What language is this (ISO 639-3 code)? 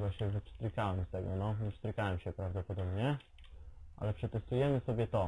pol